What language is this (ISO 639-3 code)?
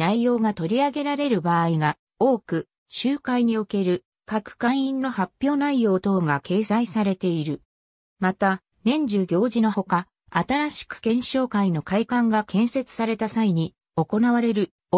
jpn